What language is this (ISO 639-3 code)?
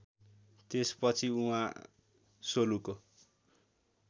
nep